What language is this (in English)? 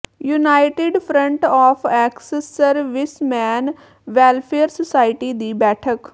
Punjabi